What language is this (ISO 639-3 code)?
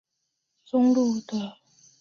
zho